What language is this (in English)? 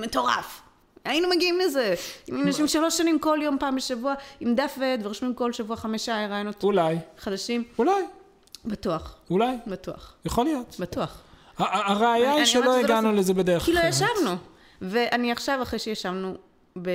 Hebrew